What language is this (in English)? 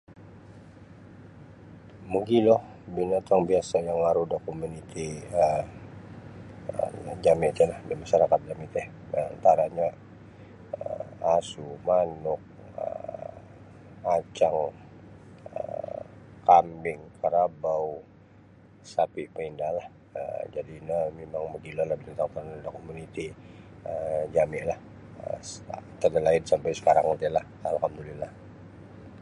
Sabah Bisaya